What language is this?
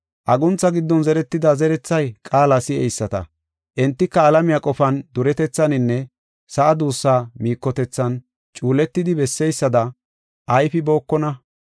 Gofa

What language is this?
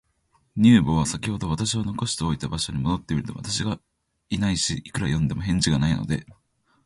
Japanese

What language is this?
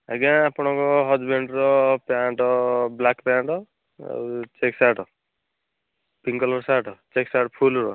Odia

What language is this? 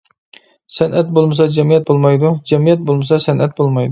Uyghur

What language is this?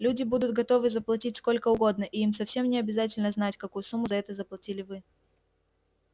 Russian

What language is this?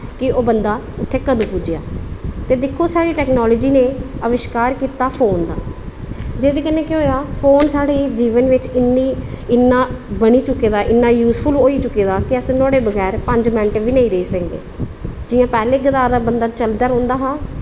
Dogri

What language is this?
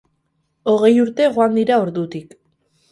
Basque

